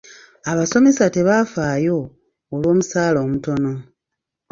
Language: Ganda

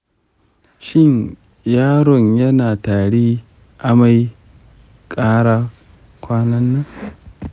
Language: Hausa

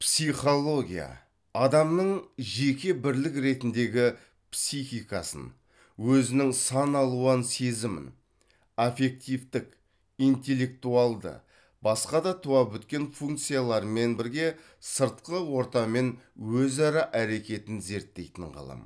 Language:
Kazakh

